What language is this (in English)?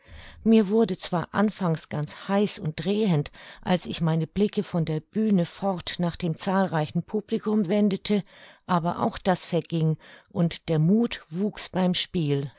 German